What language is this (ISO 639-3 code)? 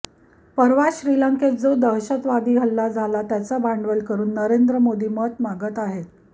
mar